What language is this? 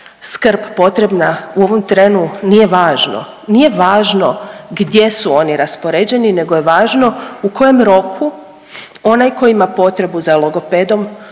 Croatian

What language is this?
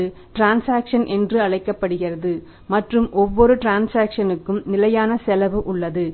Tamil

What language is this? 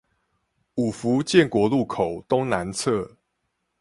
Chinese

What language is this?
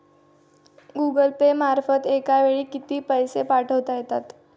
Marathi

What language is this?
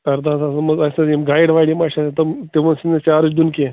Kashmiri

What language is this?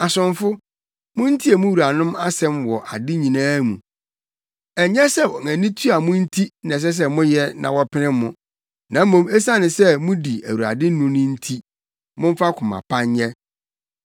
Akan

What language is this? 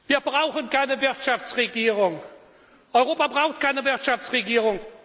German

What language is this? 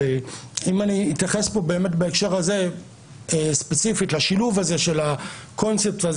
Hebrew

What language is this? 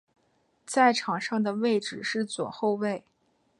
Chinese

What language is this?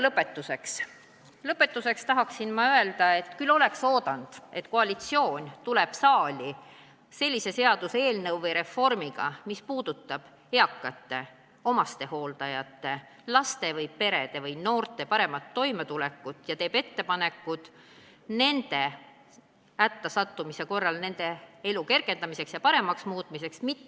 Estonian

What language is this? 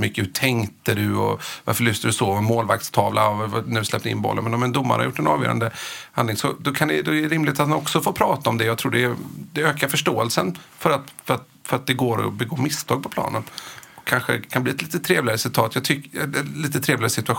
Swedish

